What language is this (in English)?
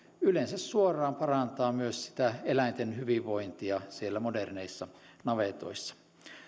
Finnish